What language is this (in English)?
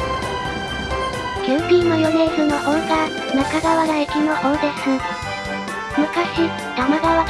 Japanese